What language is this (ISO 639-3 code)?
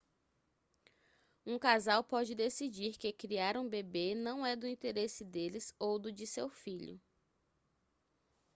por